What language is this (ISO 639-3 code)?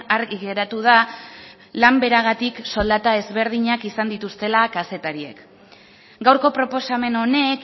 eus